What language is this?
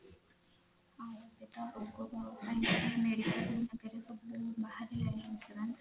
Odia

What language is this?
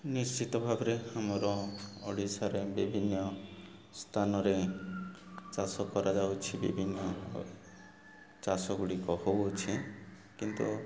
Odia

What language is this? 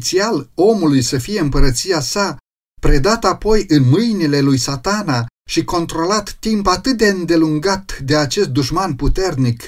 Romanian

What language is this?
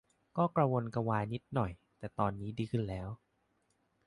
Thai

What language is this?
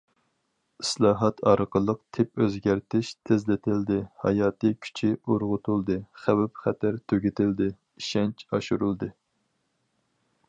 Uyghur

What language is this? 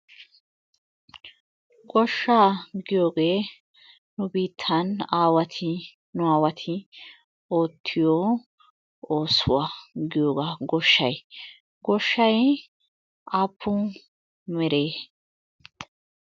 Wolaytta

